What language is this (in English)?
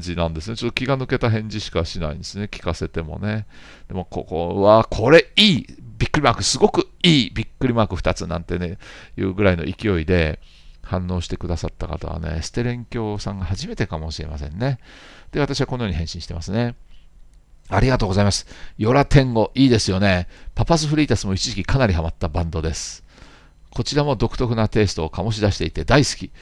Japanese